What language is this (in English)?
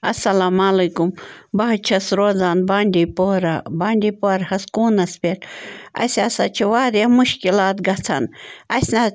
Kashmiri